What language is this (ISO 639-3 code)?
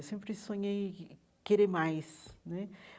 por